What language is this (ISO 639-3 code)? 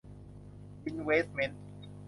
tha